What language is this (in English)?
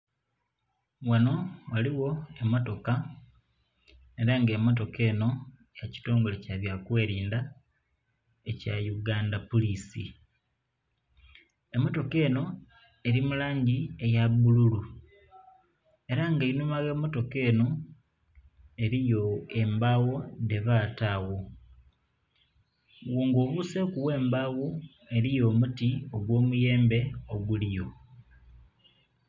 Soga